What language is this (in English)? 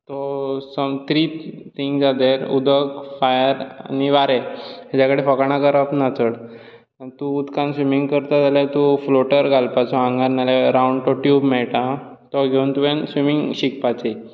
Konkani